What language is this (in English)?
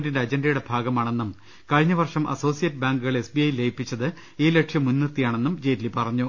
Malayalam